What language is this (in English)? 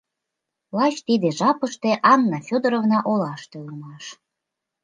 Mari